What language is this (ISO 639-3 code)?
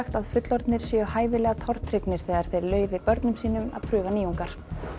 isl